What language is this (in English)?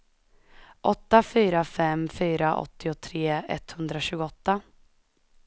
Swedish